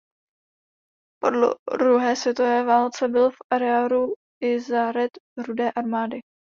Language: Czech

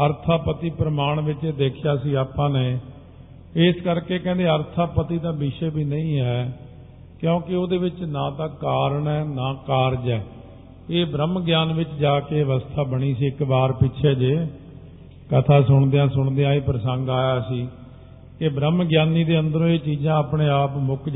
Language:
Punjabi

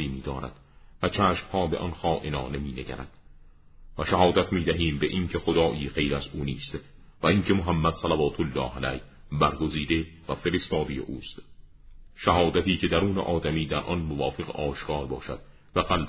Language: Persian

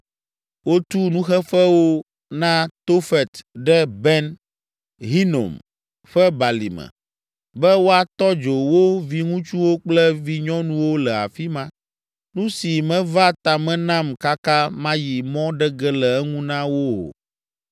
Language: Ewe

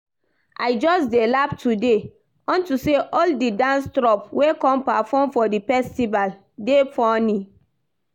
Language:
Nigerian Pidgin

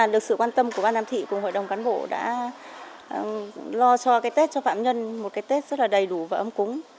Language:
Vietnamese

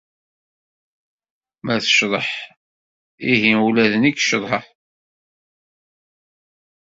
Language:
Kabyle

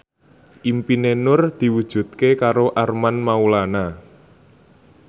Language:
Javanese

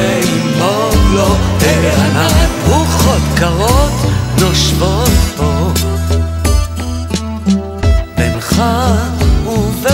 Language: Hebrew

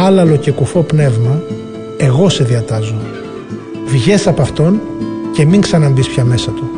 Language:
Greek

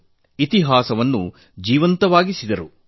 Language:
Kannada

